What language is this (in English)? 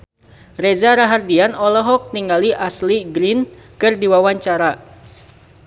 Sundanese